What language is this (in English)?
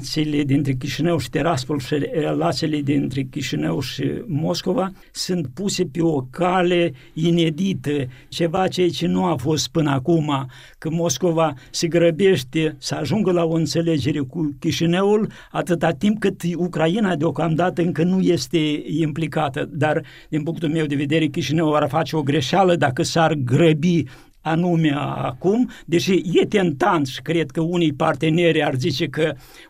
Romanian